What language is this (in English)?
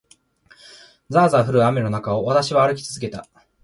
Japanese